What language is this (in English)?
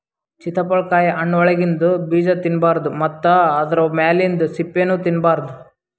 Kannada